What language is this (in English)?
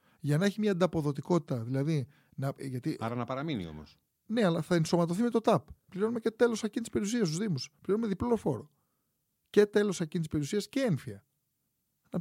Greek